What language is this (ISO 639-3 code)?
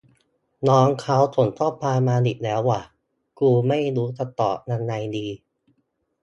tha